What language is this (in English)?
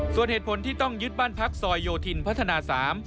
Thai